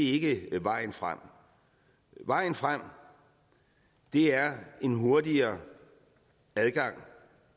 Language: Danish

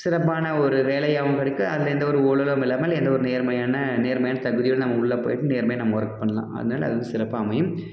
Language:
Tamil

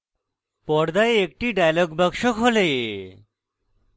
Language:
Bangla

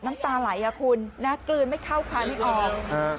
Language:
Thai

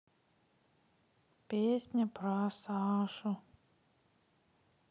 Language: Russian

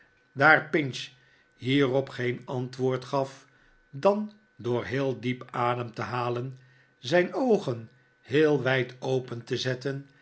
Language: Dutch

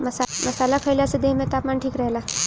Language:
Bhojpuri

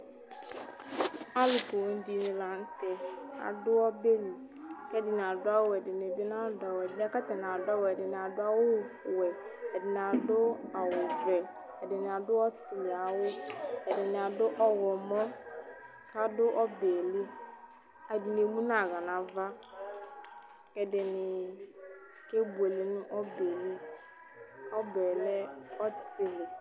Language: Ikposo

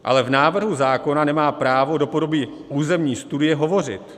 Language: Czech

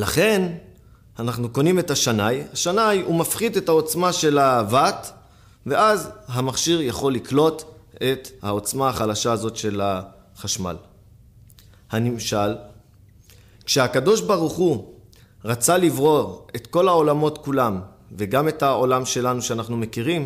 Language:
Hebrew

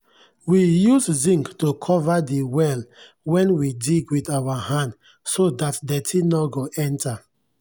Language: Nigerian Pidgin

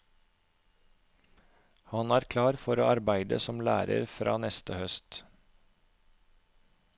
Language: Norwegian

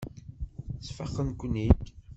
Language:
Kabyle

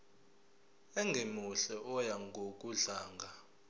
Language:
Zulu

